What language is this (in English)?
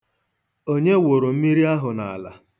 Igbo